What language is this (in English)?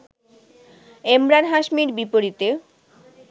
Bangla